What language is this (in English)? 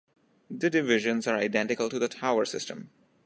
English